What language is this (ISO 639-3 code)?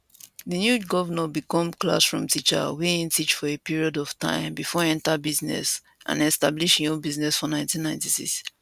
pcm